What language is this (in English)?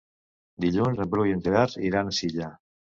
Catalan